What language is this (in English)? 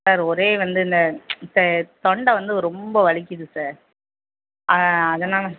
Tamil